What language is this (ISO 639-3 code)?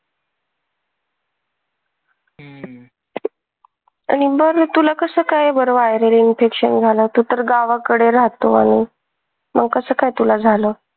mar